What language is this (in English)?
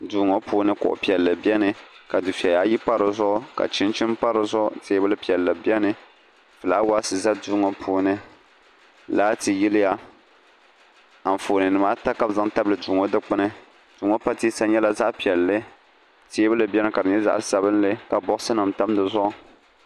Dagbani